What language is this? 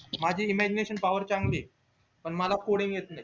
Marathi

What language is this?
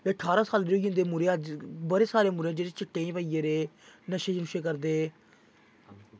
Dogri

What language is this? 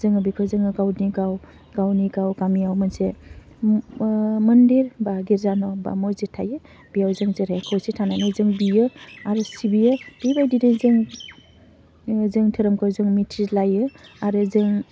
Bodo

